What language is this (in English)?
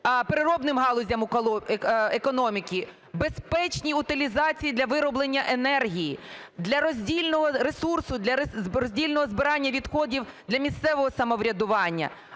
Ukrainian